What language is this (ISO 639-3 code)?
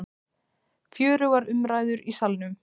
isl